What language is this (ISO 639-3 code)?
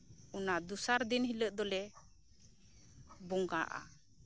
sat